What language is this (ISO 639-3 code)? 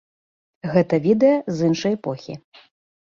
bel